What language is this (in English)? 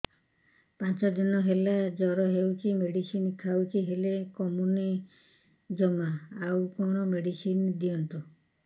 Odia